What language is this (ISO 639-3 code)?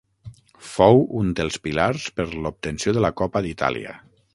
cat